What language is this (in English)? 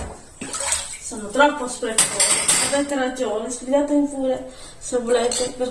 Italian